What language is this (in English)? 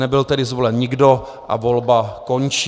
Czech